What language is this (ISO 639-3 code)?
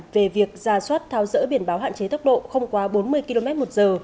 vie